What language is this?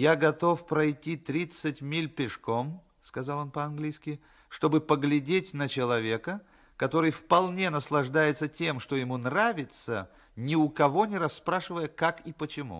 Russian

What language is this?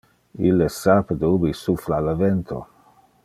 Interlingua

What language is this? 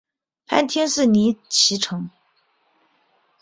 Chinese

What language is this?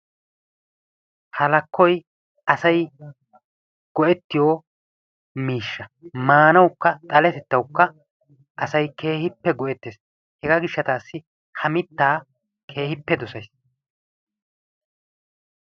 Wolaytta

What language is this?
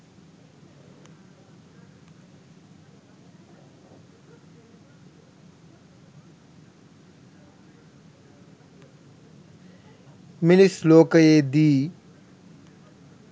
Sinhala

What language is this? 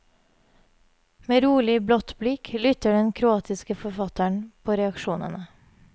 Norwegian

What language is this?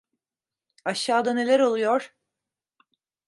Turkish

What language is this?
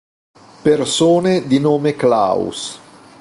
Italian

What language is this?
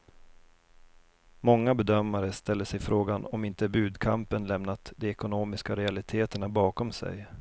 Swedish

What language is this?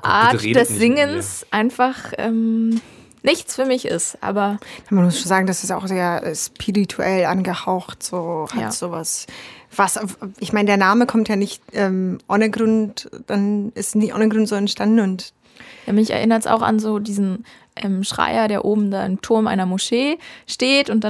German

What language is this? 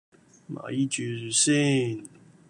Cantonese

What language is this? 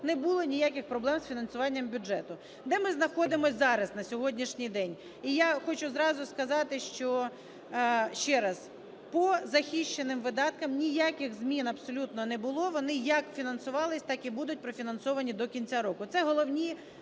Ukrainian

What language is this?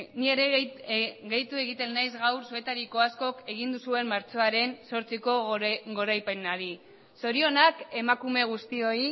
Basque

